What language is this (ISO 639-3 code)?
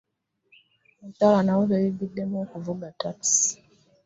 lug